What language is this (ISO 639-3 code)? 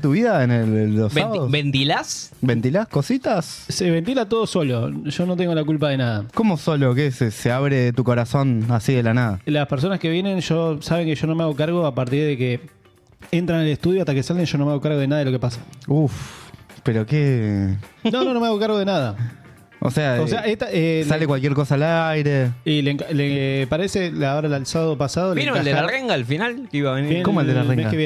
spa